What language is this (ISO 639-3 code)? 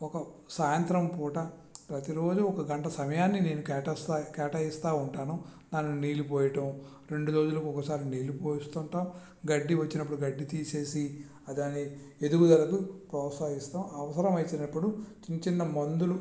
tel